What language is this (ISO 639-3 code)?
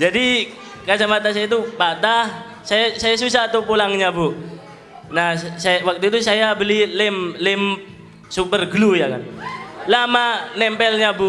ind